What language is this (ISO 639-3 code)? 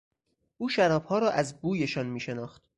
fas